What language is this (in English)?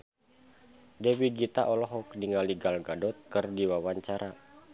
Sundanese